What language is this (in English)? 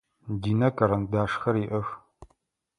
Adyghe